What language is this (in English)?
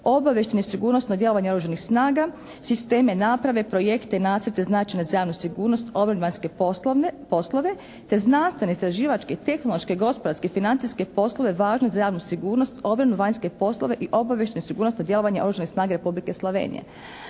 Croatian